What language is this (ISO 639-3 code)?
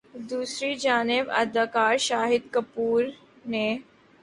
urd